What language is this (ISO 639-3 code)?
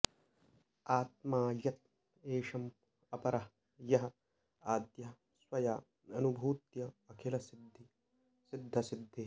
san